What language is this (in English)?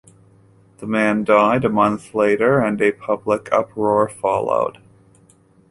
English